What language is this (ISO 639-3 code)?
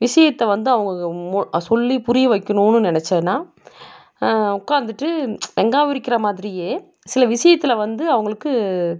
tam